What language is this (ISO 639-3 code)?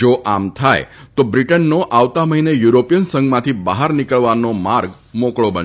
guj